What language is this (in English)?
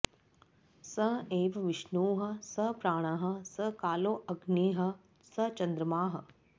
Sanskrit